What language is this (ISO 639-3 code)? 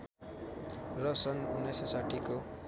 nep